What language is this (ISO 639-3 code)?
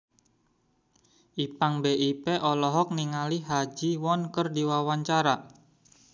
sun